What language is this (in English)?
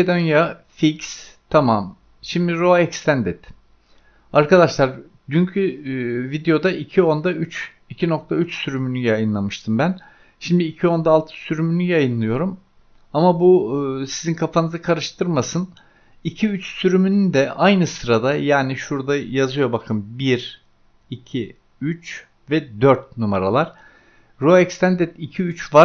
Turkish